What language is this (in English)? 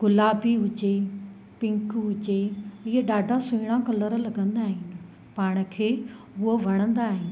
Sindhi